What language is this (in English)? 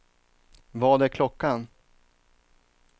Swedish